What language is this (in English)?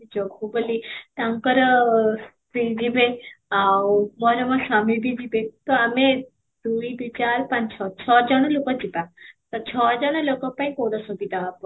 Odia